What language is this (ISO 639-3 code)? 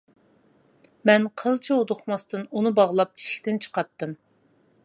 uig